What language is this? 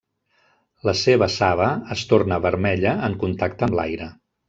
Catalan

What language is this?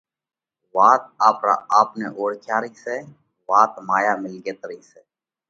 Parkari Koli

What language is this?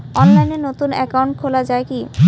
Bangla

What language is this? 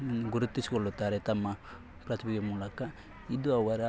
Kannada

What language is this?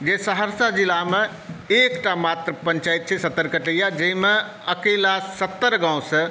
Maithili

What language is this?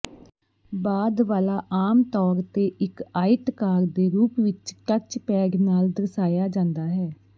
Punjabi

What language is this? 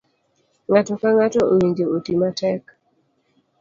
Luo (Kenya and Tanzania)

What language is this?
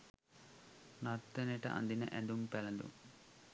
Sinhala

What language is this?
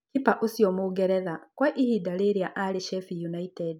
Kikuyu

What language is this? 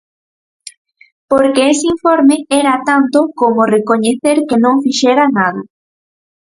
Galician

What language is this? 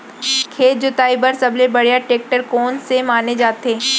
Chhattisgarhi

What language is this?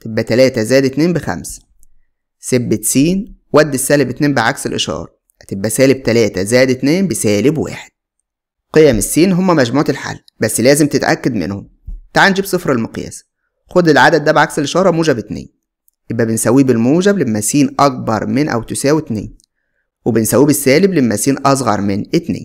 Arabic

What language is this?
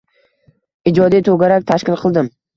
Uzbek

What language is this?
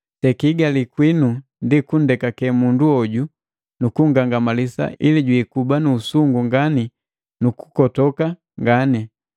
Matengo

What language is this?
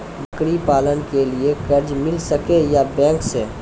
Maithili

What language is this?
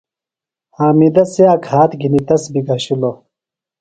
Phalura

